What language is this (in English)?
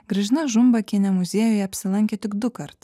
Lithuanian